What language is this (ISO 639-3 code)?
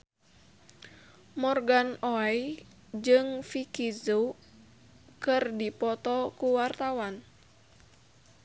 sun